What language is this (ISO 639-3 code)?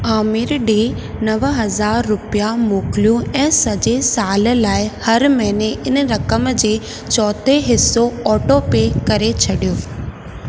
snd